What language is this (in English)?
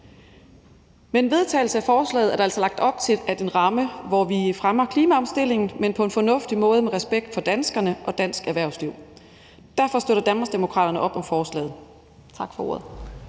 Danish